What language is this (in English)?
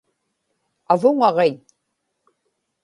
Inupiaq